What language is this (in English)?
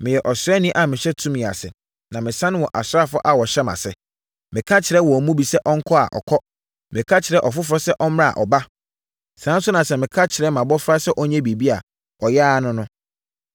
Akan